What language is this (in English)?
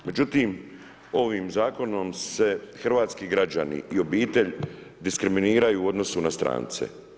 Croatian